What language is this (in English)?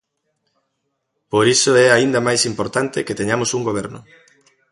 Galician